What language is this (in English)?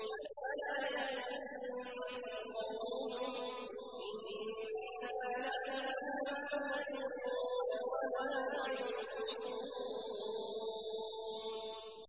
Arabic